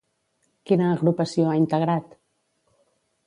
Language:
Catalan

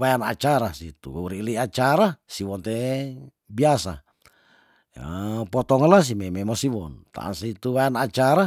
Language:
Tondano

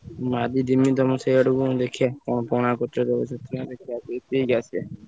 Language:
Odia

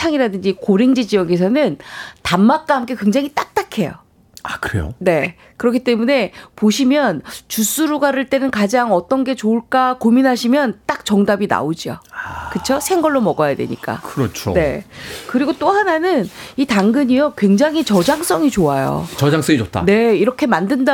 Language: Korean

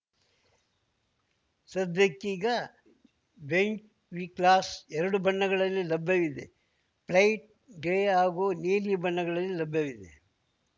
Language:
Kannada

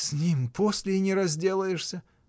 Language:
Russian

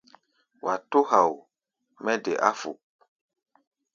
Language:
Gbaya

